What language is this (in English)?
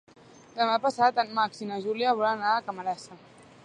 Catalan